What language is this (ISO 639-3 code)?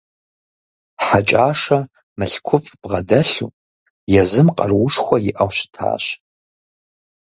kbd